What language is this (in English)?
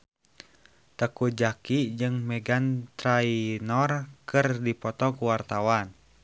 Sundanese